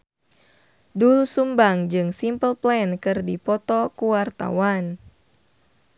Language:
Sundanese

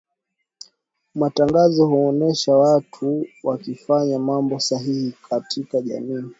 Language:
Swahili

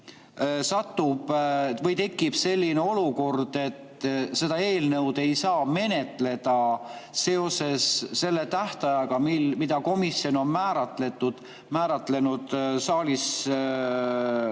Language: Estonian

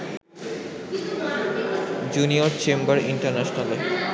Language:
Bangla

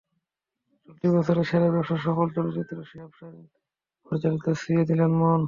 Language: Bangla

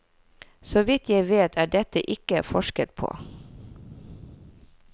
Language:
Norwegian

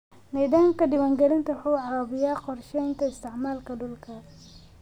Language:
Somali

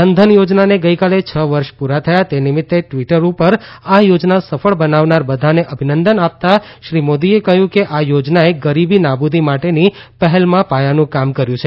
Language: Gujarati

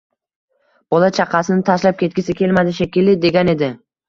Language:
Uzbek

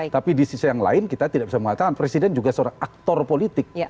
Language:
Indonesian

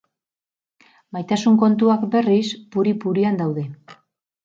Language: Basque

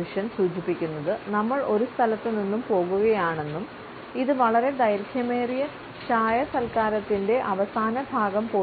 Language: Malayalam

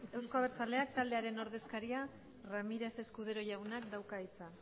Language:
Basque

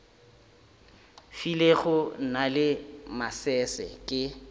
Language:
Northern Sotho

